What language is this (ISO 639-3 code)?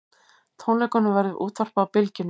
isl